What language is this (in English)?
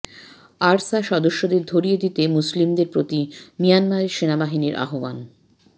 Bangla